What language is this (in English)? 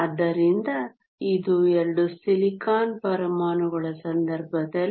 Kannada